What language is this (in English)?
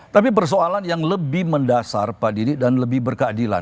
Indonesian